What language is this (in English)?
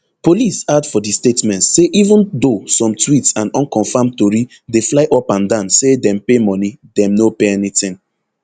Nigerian Pidgin